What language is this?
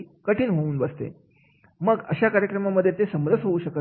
Marathi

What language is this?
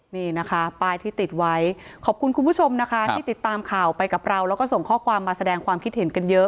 Thai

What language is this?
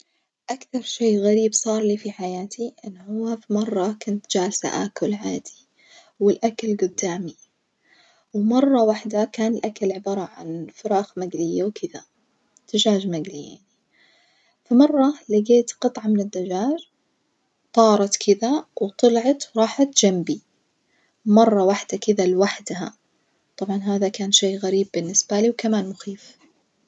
Najdi Arabic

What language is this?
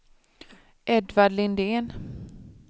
Swedish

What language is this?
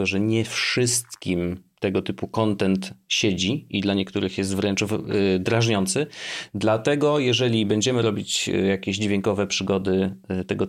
Polish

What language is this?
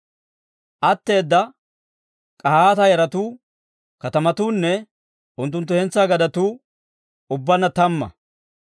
Dawro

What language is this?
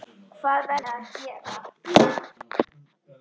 Icelandic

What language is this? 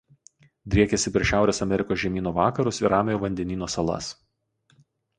Lithuanian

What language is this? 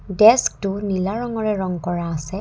Assamese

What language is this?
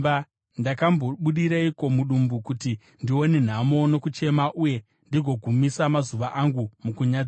Shona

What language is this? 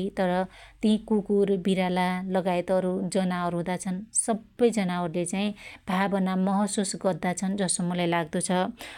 Dotyali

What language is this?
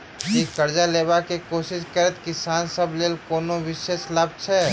Maithili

